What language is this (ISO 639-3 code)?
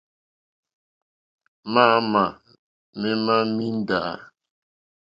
bri